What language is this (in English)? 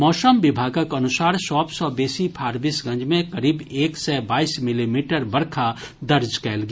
Maithili